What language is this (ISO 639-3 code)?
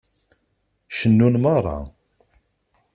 kab